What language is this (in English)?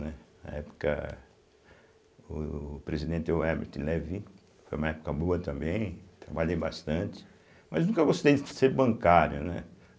Portuguese